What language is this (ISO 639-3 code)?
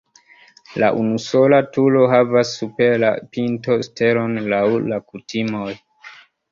epo